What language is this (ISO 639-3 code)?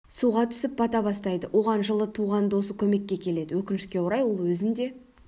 kaz